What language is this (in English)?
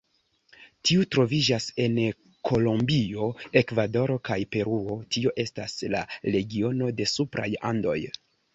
Esperanto